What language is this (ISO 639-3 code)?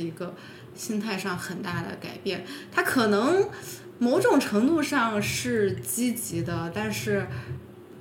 zho